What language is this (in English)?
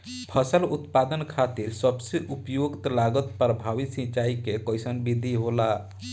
Bhojpuri